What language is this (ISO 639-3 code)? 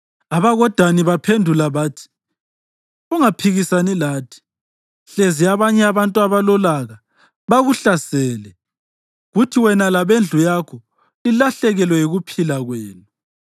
nde